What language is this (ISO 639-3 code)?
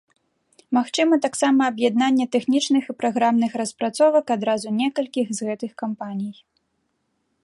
bel